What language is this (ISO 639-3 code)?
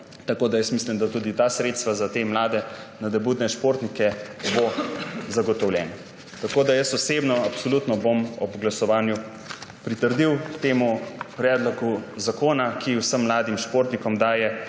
slv